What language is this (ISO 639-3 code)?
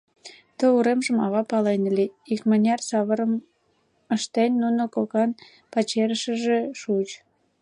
chm